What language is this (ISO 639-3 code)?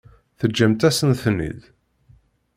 kab